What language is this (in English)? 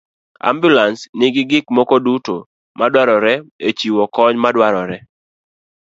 Luo (Kenya and Tanzania)